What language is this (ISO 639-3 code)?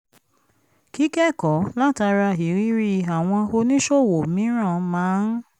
yor